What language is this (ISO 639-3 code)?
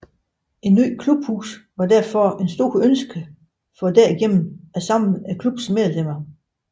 dan